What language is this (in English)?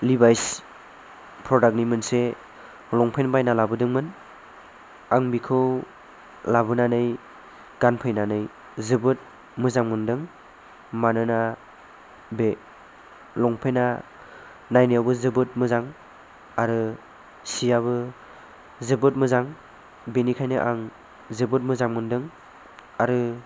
Bodo